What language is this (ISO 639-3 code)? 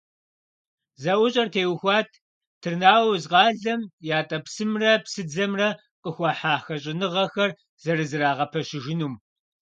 kbd